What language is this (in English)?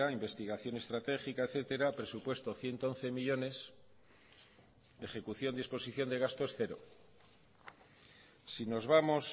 Spanish